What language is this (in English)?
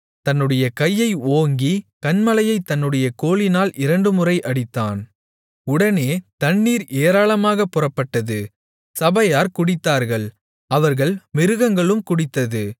Tamil